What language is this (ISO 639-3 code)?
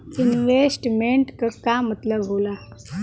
bho